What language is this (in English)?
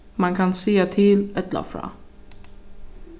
Faroese